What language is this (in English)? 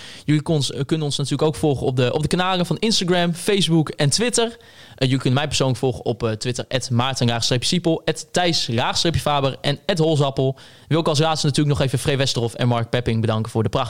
Dutch